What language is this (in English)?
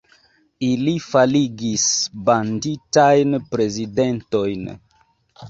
Esperanto